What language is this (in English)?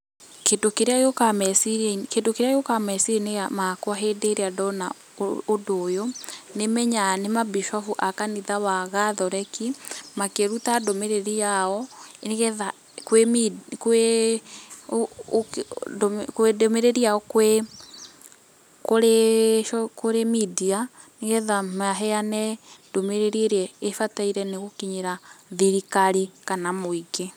Kikuyu